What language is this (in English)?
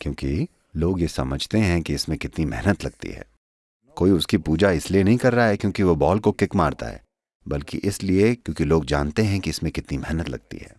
Hindi